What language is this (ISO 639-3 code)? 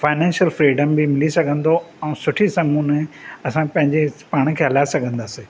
snd